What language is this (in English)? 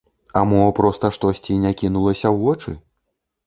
Belarusian